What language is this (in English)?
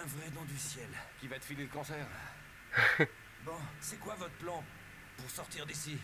French